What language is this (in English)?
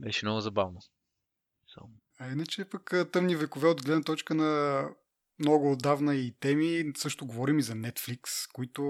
Bulgarian